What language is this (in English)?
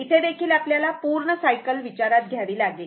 Marathi